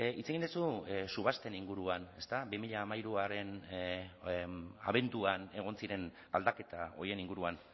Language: Basque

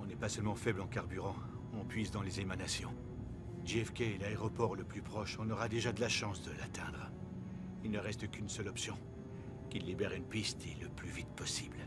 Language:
French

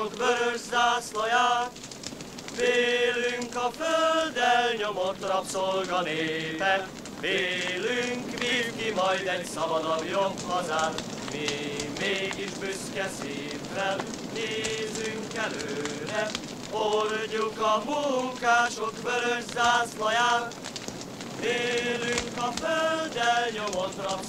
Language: Hungarian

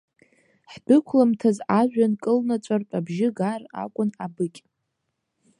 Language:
Abkhazian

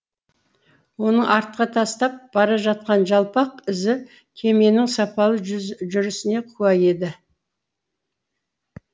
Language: Kazakh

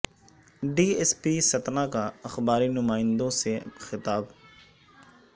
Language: Urdu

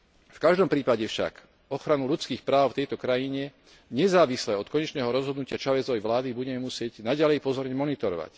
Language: Slovak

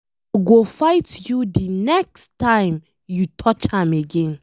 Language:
Nigerian Pidgin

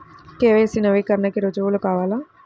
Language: Telugu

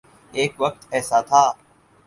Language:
Urdu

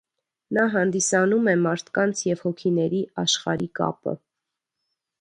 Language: Armenian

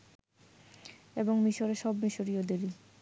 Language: Bangla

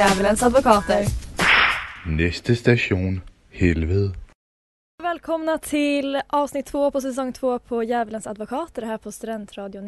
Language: Swedish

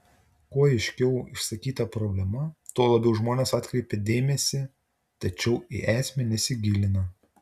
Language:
Lithuanian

